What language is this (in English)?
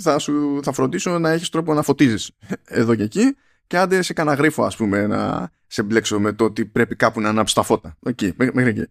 Greek